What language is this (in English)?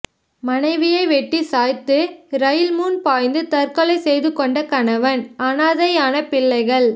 Tamil